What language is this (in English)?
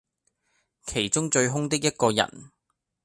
Cantonese